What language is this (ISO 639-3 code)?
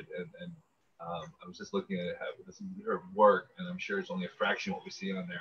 eng